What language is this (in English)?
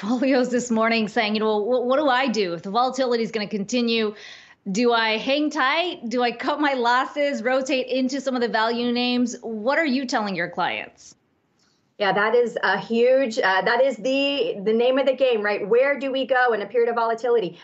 English